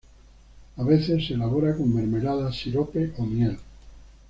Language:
Spanish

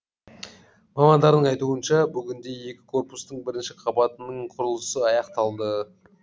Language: Kazakh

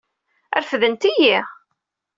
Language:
Kabyle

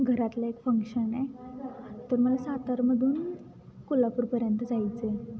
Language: Marathi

